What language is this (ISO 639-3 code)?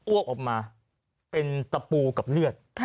tha